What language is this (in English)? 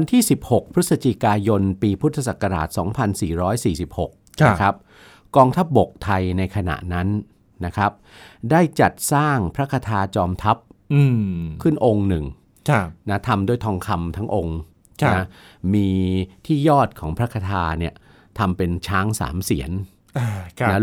Thai